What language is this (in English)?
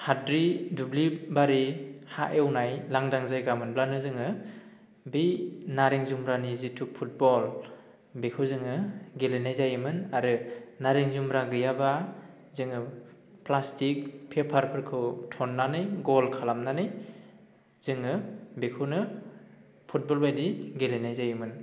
Bodo